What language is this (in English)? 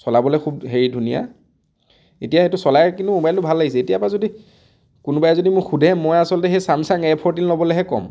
Assamese